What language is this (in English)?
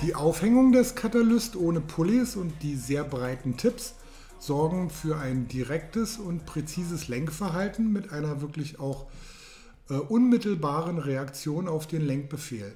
German